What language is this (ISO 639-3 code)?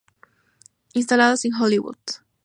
spa